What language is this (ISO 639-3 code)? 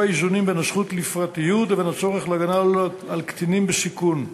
heb